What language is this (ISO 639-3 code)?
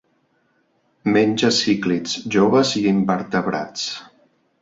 cat